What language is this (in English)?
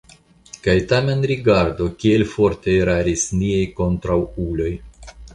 Esperanto